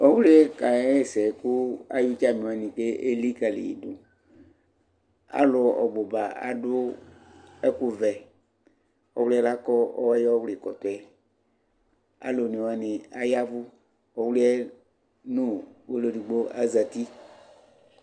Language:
Ikposo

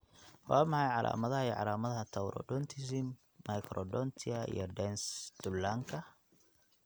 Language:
Somali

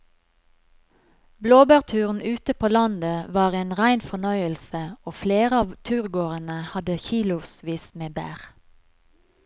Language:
Norwegian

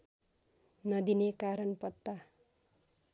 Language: Nepali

